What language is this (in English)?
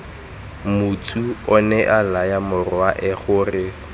Tswana